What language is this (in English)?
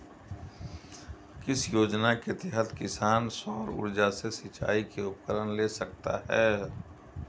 Hindi